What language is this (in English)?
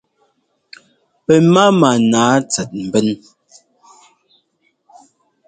Ngomba